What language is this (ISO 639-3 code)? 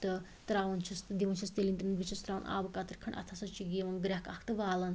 kas